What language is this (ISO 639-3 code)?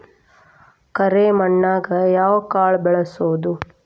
kan